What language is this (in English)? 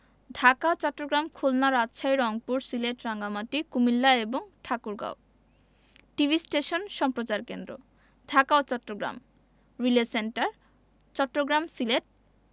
Bangla